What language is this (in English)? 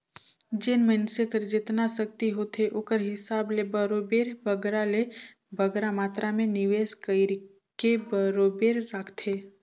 Chhattisgarhi